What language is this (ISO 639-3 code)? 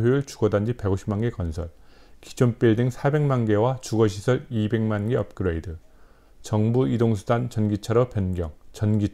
kor